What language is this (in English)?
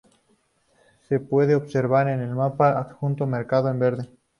Spanish